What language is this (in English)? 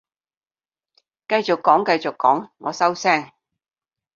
Cantonese